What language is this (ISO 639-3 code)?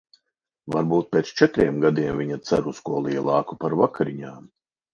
lav